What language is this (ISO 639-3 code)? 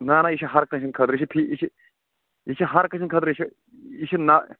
kas